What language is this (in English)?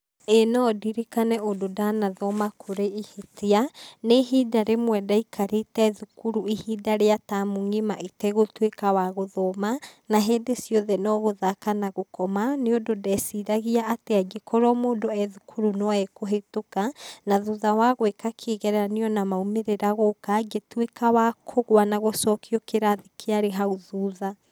Kikuyu